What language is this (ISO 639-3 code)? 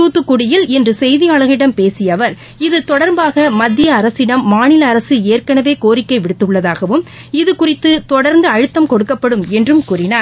tam